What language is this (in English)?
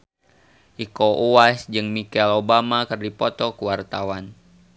Sundanese